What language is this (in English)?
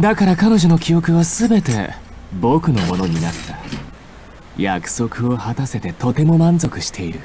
Japanese